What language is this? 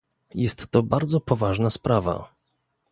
Polish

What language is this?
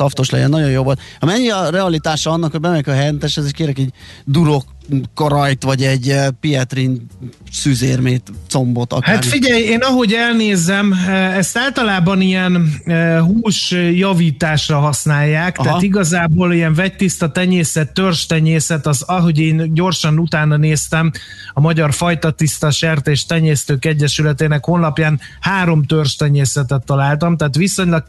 Hungarian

